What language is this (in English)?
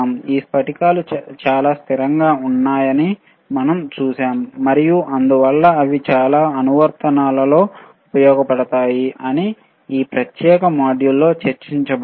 Telugu